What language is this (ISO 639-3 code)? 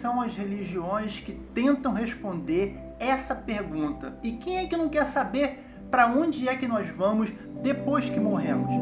por